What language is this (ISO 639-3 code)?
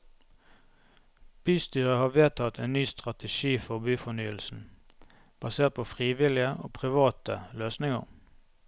nor